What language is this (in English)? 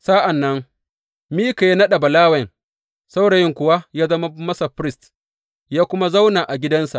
Hausa